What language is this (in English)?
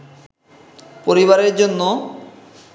Bangla